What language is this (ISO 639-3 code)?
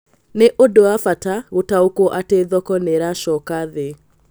kik